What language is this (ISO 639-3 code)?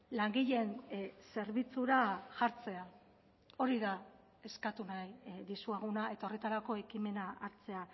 eus